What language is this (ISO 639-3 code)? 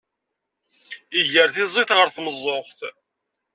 kab